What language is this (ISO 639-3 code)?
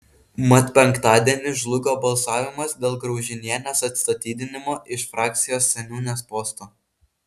lit